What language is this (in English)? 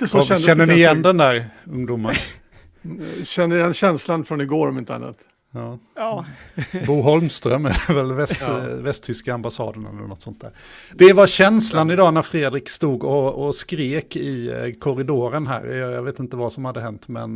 Swedish